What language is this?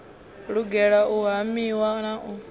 Venda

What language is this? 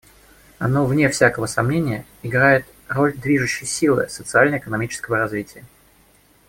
Russian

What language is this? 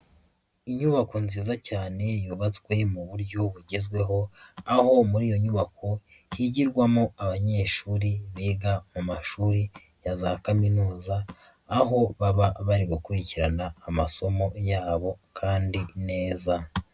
Kinyarwanda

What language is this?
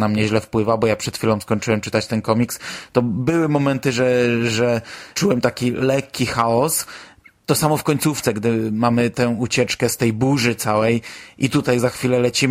Polish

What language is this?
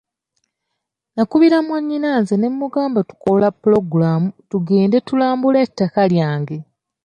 Ganda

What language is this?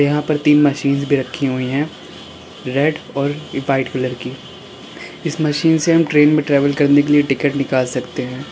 Hindi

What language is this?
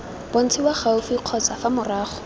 Tswana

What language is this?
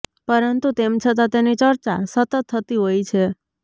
Gujarati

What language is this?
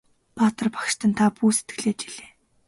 Mongolian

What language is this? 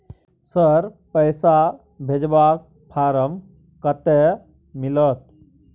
Maithili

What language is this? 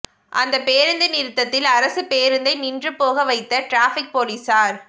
Tamil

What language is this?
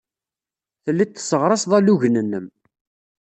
Kabyle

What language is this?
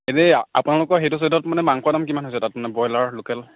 Assamese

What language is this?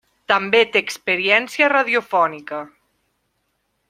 Catalan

